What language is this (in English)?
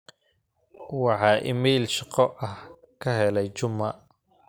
Somali